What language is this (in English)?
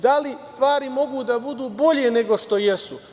Serbian